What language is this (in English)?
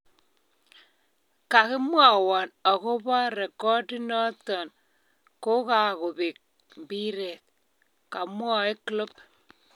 Kalenjin